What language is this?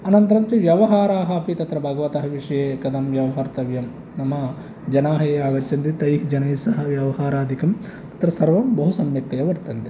Sanskrit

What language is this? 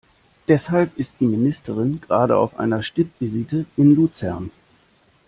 German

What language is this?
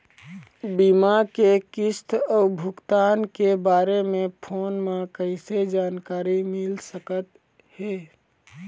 Chhattisgarhi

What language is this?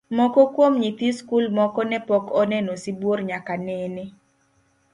Luo (Kenya and Tanzania)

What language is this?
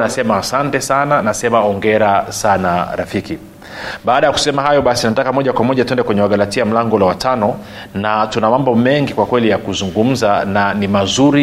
Swahili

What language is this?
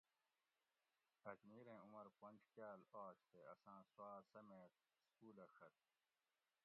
Gawri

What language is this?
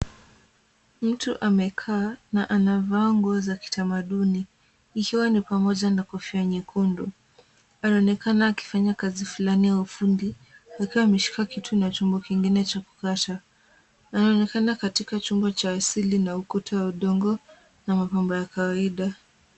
Swahili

